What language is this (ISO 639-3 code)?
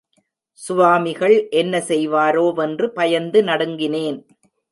tam